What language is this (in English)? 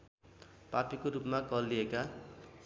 Nepali